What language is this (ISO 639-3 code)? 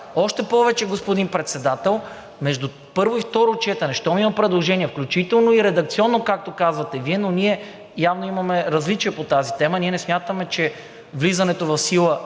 bul